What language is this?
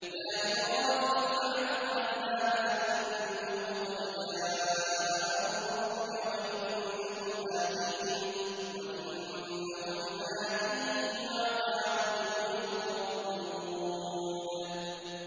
Arabic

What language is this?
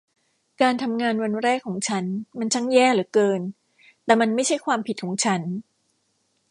Thai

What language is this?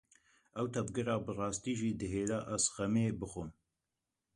Kurdish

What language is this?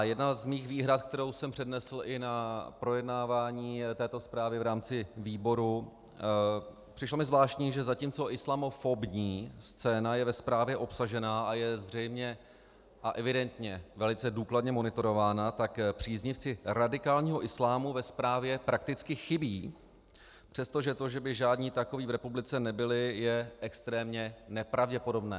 Czech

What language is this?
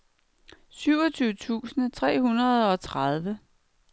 Danish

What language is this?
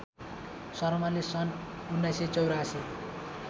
Nepali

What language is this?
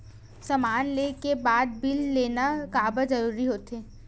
Chhattisgarhi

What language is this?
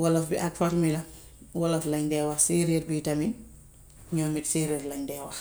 Gambian Wolof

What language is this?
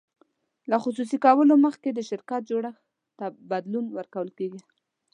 Pashto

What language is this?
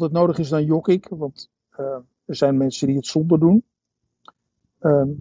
Dutch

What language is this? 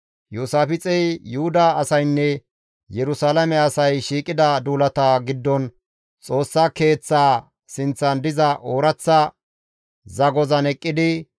Gamo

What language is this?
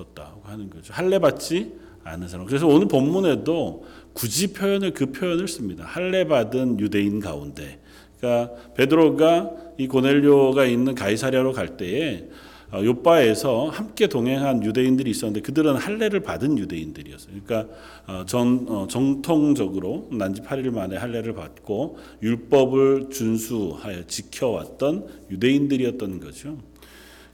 Korean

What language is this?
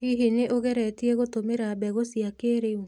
Kikuyu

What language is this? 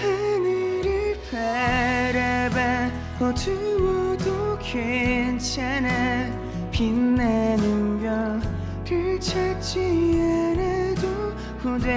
Korean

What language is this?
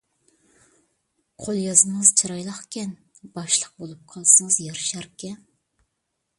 Uyghur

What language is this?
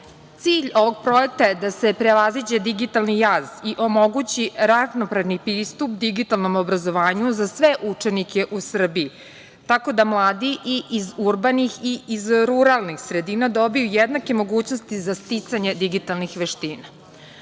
Serbian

